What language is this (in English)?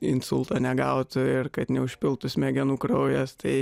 Lithuanian